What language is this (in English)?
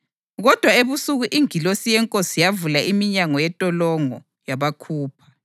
North Ndebele